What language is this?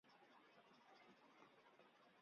Chinese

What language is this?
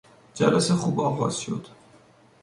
Persian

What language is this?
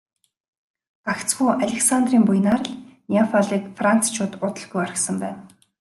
Mongolian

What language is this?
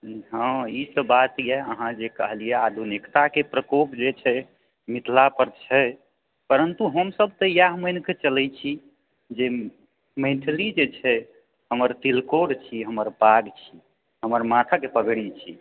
Maithili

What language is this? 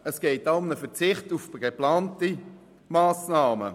Swiss German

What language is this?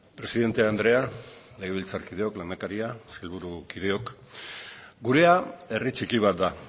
Basque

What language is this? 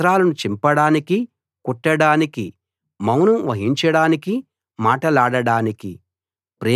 Telugu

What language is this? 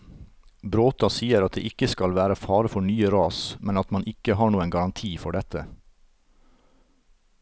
Norwegian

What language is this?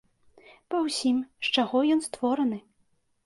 Belarusian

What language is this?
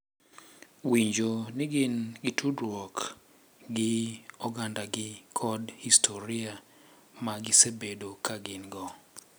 Luo (Kenya and Tanzania)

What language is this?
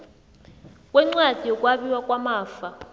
South Ndebele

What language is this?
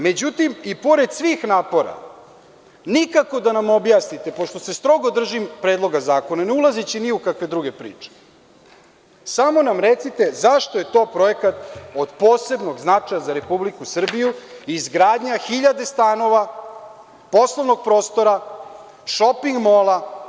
Serbian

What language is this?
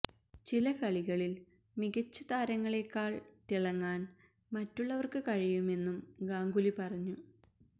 Malayalam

